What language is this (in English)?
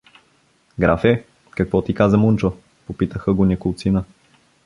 Bulgarian